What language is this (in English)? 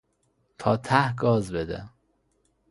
Persian